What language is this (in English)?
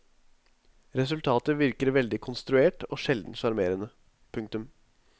Norwegian